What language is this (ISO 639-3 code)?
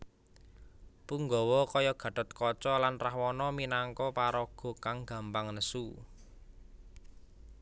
jav